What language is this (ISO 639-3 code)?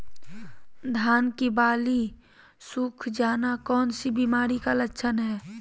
mag